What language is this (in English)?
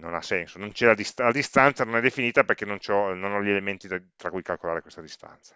Italian